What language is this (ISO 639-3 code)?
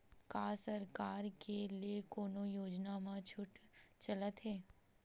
hne